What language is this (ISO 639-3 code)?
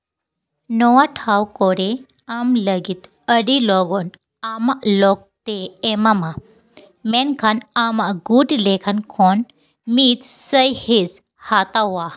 sat